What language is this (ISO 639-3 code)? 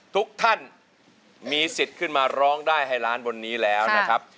tha